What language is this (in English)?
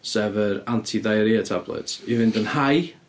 Welsh